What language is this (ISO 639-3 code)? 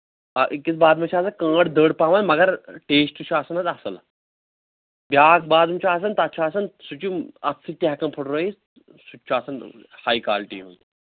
kas